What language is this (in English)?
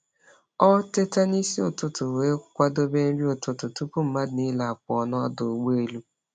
Igbo